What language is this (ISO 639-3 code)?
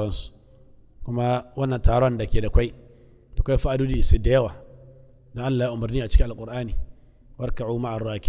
ara